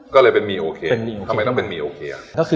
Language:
Thai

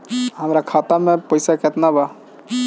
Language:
Bhojpuri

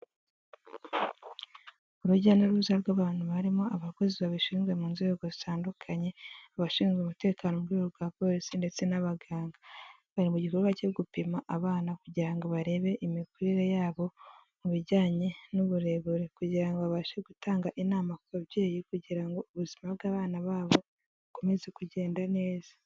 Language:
Kinyarwanda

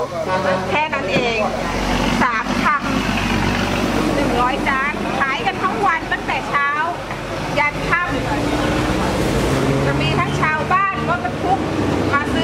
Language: Thai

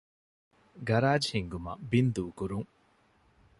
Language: Divehi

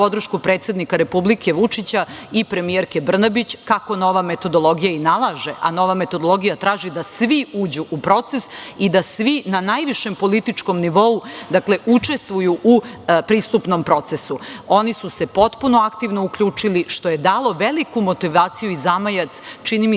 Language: Serbian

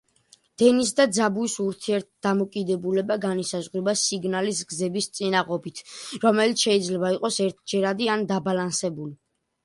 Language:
Georgian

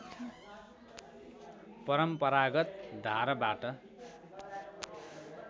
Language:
Nepali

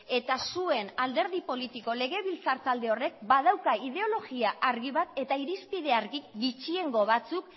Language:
Basque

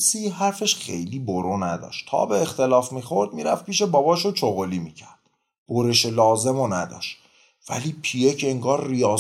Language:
Persian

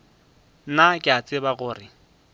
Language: Northern Sotho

